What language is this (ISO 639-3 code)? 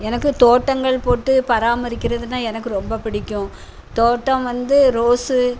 tam